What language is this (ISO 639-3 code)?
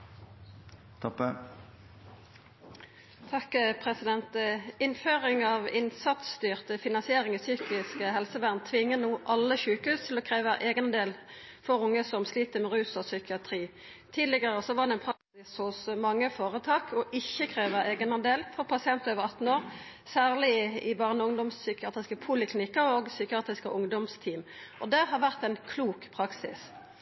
nno